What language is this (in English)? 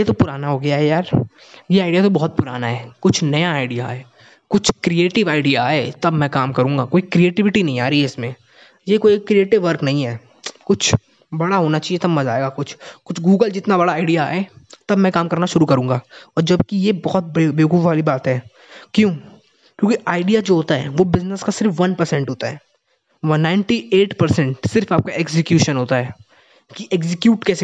Hindi